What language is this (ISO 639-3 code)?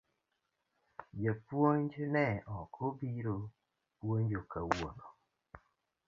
luo